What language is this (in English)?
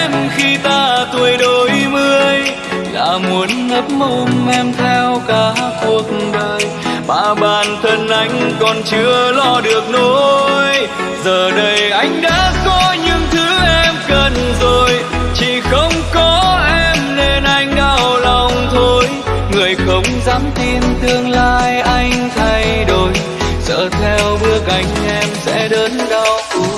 Vietnamese